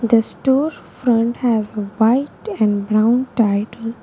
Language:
English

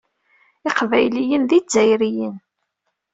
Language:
Kabyle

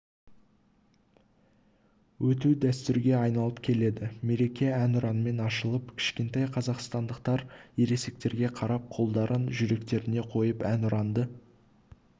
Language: Kazakh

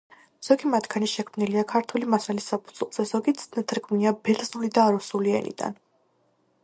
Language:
Georgian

